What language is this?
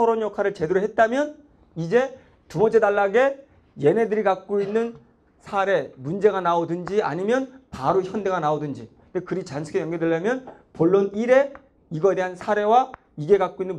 Korean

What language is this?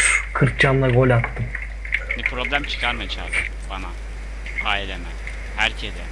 Turkish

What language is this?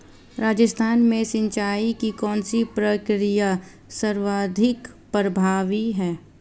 Hindi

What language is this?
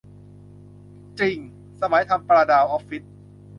Thai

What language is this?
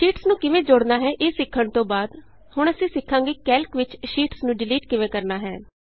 Punjabi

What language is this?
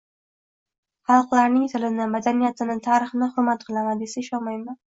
Uzbek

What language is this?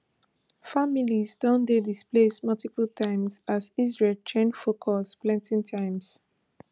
Nigerian Pidgin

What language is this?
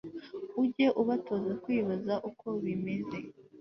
Kinyarwanda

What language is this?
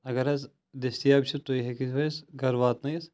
Kashmiri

